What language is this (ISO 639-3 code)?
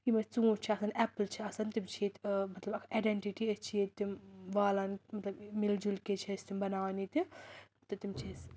kas